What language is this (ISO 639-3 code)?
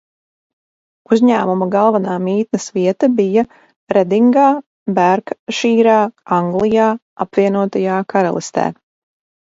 lav